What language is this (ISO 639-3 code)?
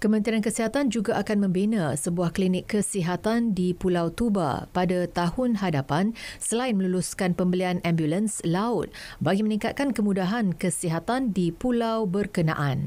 msa